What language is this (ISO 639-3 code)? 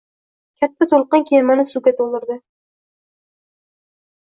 uzb